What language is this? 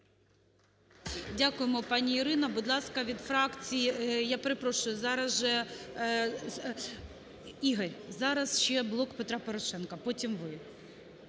Ukrainian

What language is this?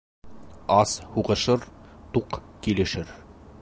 Bashkir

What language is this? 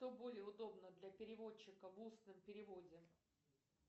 Russian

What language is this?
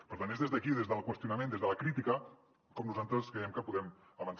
Catalan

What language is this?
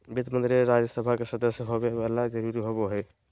Magahi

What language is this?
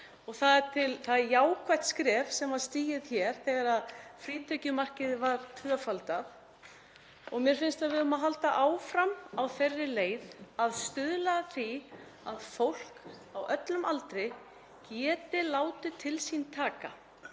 Icelandic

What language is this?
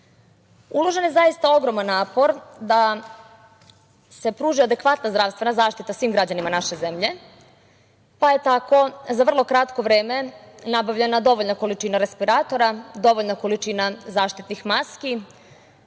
Serbian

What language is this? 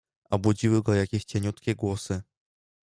Polish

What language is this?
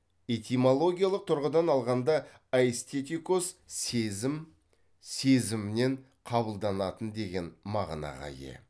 Kazakh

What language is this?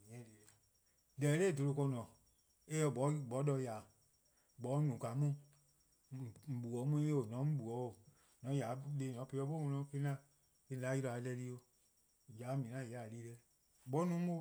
Eastern Krahn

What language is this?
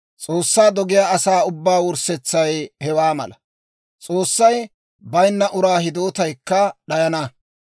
Dawro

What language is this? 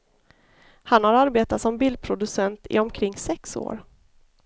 Swedish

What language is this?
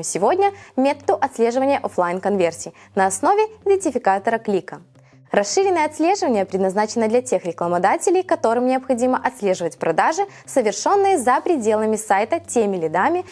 Russian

